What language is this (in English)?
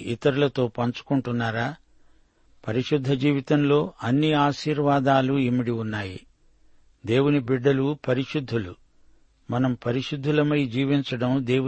Telugu